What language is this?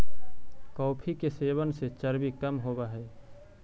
Magahi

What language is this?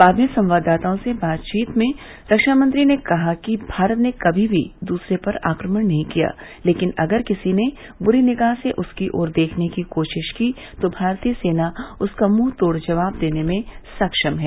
Hindi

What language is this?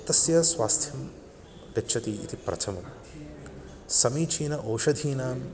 Sanskrit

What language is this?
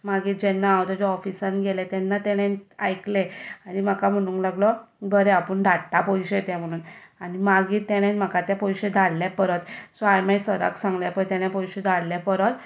Konkani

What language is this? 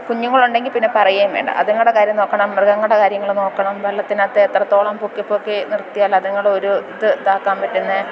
Malayalam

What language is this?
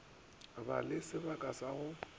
Northern Sotho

